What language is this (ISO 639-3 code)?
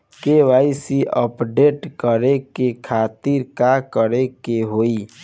bho